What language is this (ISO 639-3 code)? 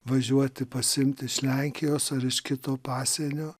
lit